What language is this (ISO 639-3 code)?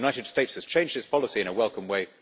eng